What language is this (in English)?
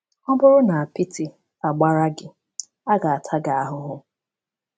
Igbo